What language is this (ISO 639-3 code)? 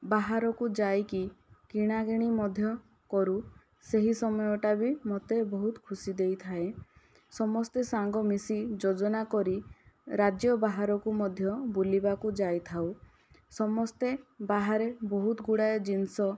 ori